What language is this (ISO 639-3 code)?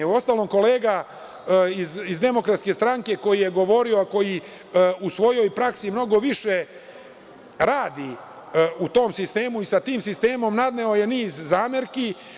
srp